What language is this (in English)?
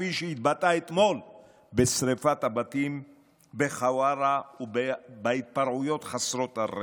Hebrew